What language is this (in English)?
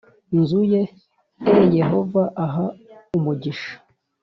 Kinyarwanda